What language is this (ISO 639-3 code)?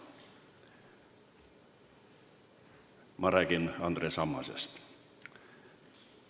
est